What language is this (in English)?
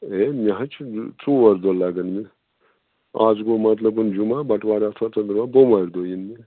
Kashmiri